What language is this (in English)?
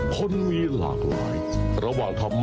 Thai